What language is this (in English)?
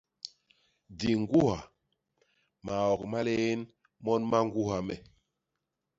Basaa